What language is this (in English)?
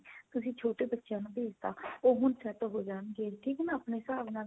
Punjabi